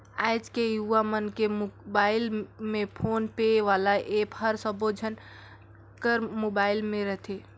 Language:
Chhattisgarhi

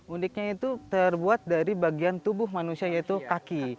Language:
Indonesian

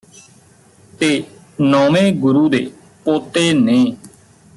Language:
Punjabi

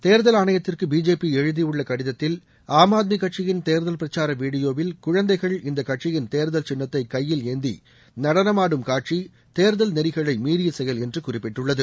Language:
Tamil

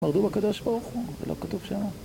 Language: Hebrew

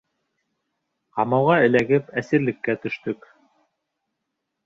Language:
Bashkir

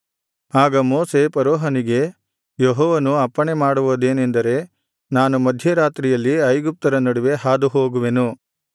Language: Kannada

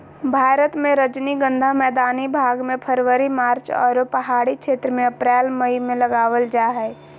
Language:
Magahi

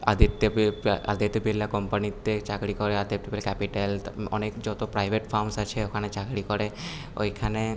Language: Bangla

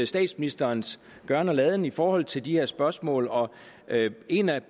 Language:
Danish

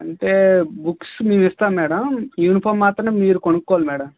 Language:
Telugu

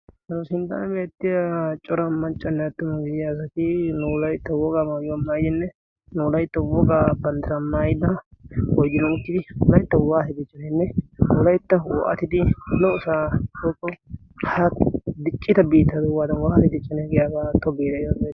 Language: Wolaytta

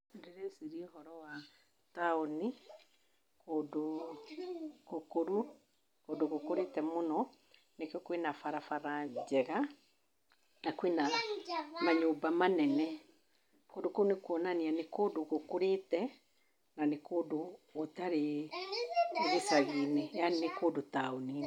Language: Kikuyu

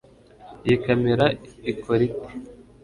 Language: Kinyarwanda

